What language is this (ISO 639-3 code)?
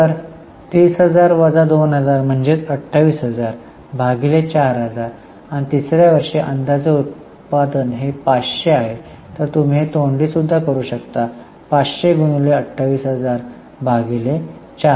mar